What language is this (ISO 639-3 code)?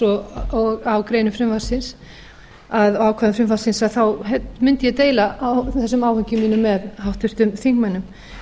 isl